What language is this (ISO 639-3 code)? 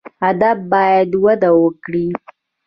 pus